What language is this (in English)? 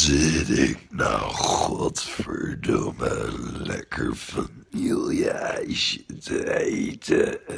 Dutch